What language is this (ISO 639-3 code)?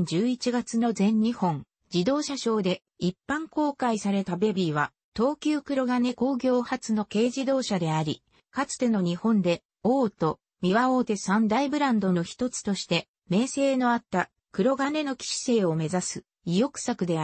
jpn